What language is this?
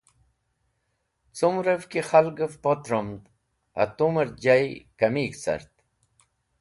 Wakhi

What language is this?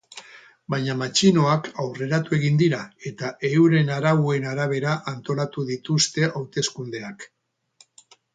Basque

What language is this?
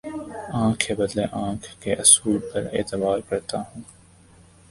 Urdu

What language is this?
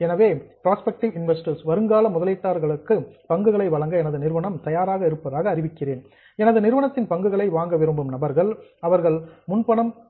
Tamil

